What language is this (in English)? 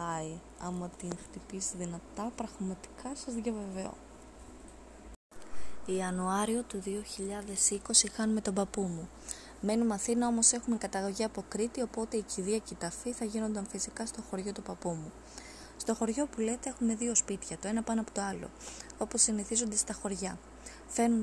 Greek